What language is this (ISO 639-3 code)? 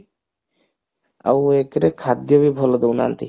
ori